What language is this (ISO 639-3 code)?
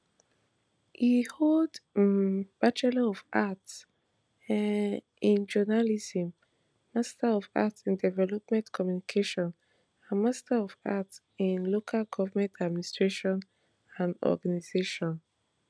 pcm